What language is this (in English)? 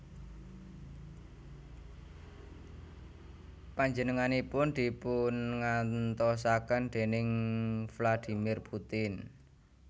Javanese